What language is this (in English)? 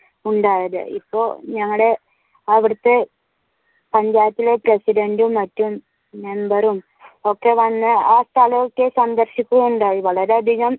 Malayalam